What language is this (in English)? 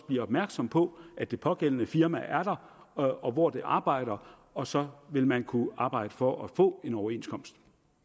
Danish